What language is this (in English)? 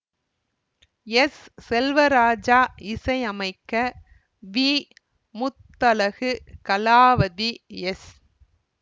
Tamil